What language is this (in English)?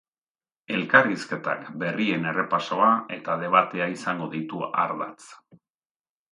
Basque